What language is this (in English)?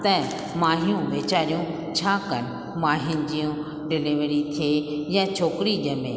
Sindhi